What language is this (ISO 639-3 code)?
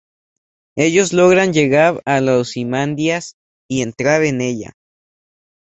spa